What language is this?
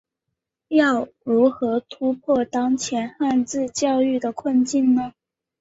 Chinese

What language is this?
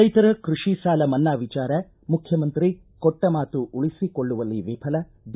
Kannada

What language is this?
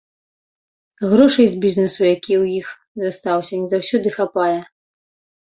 Belarusian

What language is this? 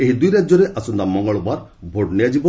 Odia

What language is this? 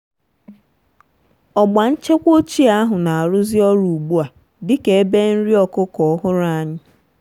Igbo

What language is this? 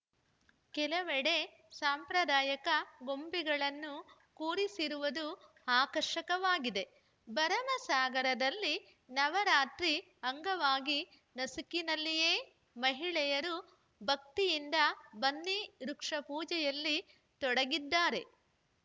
Kannada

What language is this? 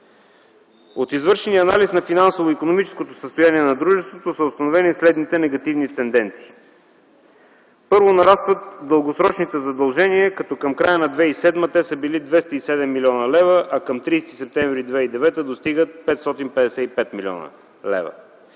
Bulgarian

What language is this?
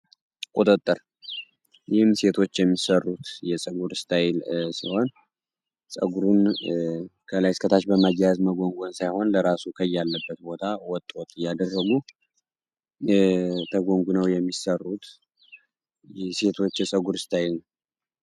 Amharic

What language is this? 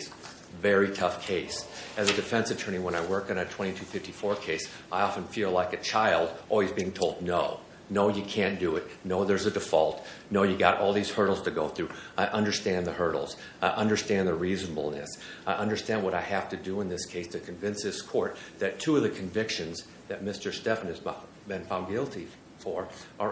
English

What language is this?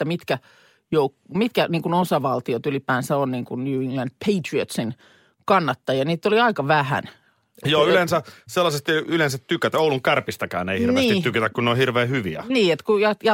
Finnish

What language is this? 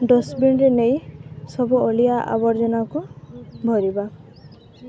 Odia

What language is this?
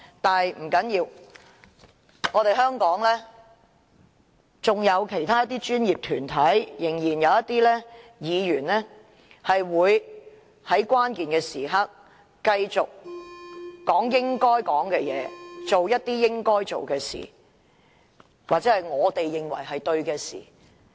Cantonese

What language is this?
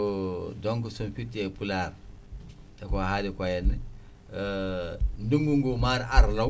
Fula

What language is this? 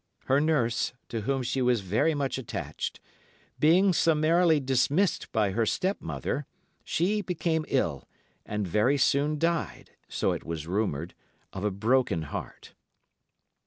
English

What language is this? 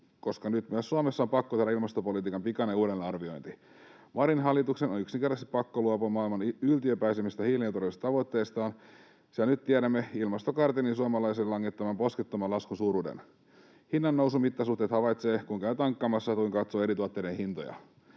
Finnish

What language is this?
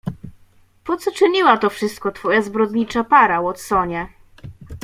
Polish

